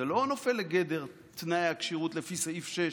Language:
Hebrew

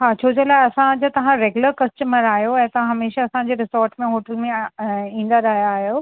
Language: Sindhi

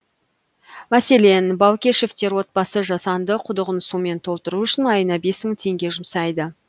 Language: Kazakh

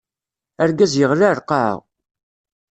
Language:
Kabyle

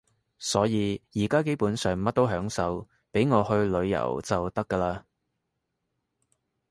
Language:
Cantonese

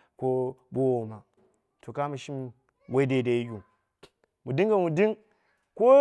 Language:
Dera (Nigeria)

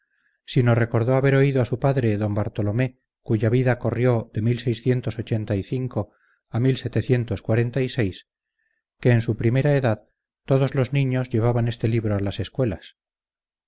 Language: Spanish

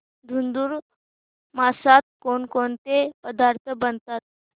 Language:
Marathi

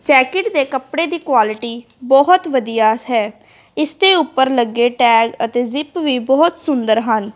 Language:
Punjabi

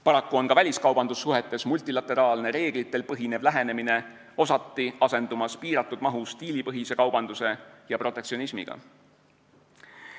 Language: Estonian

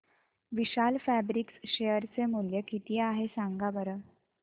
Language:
Marathi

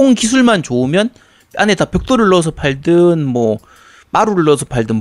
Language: Korean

